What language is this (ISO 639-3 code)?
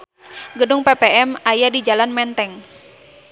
sun